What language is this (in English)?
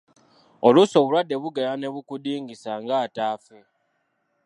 Ganda